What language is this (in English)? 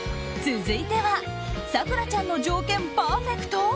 Japanese